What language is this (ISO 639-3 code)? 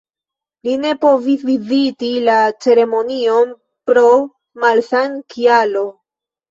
epo